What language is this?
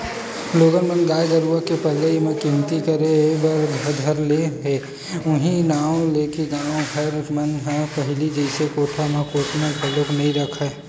Chhattisgarhi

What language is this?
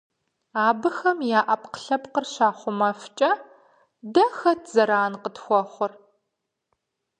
Kabardian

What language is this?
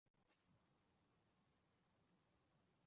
Chinese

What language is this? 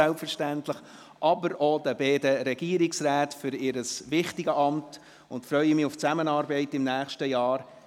Swiss German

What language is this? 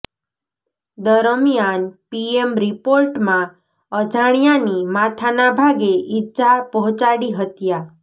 Gujarati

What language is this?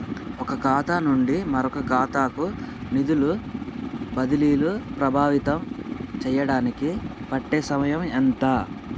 Telugu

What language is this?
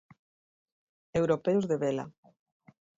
Galician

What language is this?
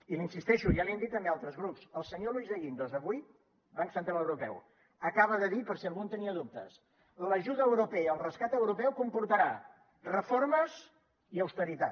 Catalan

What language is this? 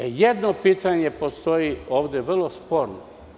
Serbian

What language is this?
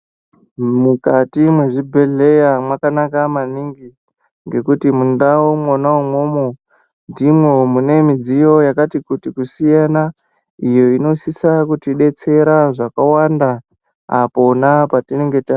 Ndau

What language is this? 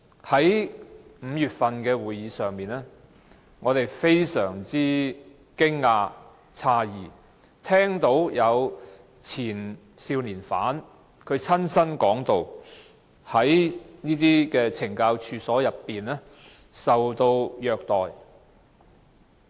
Cantonese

